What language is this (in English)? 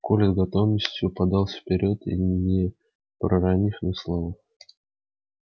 Russian